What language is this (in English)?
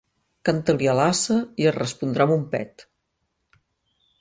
Catalan